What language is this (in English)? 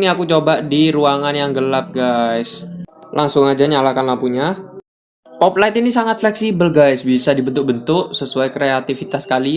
Indonesian